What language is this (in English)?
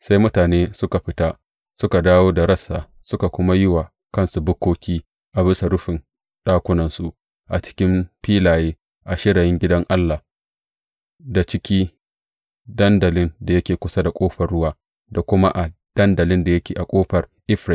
Hausa